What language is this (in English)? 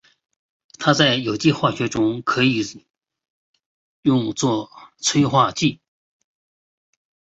Chinese